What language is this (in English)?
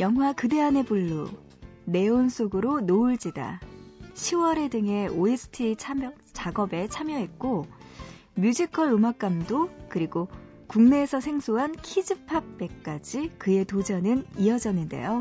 Korean